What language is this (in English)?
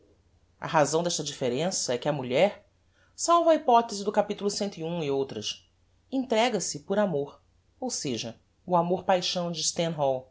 Portuguese